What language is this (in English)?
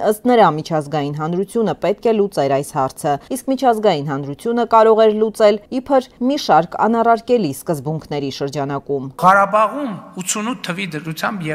Romanian